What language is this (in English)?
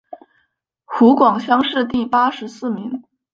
Chinese